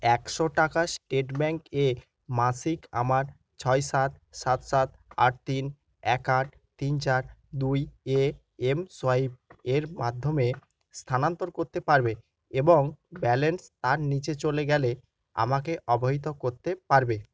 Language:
Bangla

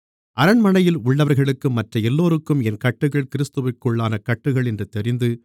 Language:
Tamil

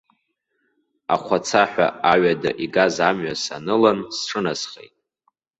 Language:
Abkhazian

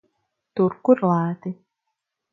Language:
Latvian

